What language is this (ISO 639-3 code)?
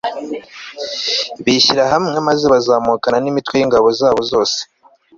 kin